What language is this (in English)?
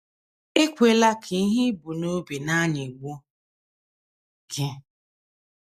Igbo